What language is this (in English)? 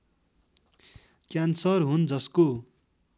Nepali